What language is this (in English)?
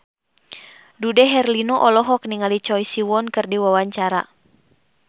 Sundanese